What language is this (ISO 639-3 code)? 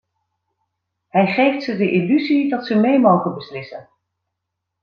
nld